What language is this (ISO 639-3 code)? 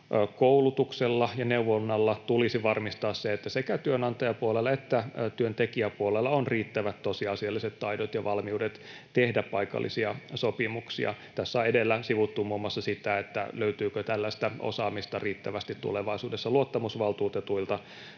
fin